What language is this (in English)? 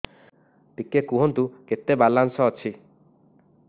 Odia